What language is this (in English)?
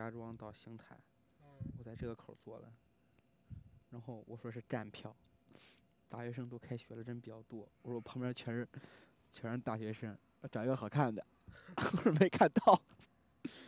Chinese